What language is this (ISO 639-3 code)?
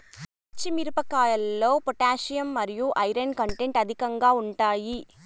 tel